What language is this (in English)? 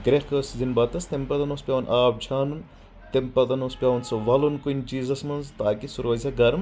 Kashmiri